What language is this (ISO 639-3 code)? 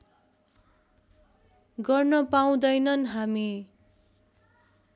nep